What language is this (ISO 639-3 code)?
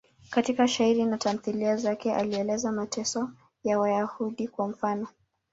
swa